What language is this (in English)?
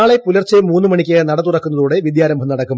Malayalam